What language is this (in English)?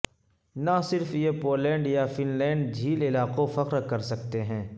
Urdu